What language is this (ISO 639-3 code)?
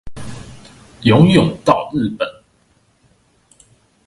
zho